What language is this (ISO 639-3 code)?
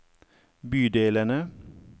nor